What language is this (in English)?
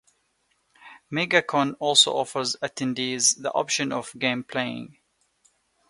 English